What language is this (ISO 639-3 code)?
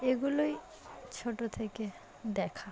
ben